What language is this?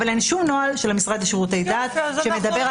Hebrew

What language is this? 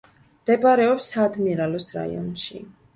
Georgian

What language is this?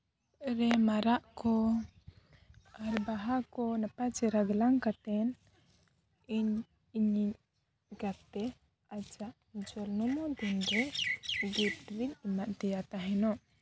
Santali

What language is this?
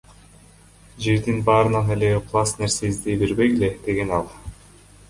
Kyrgyz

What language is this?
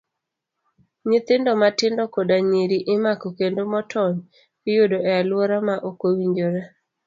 Luo (Kenya and Tanzania)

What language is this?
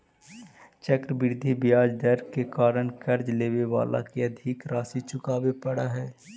Magahi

